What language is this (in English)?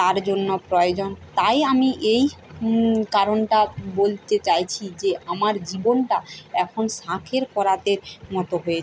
Bangla